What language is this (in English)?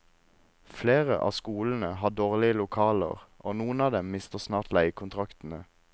Norwegian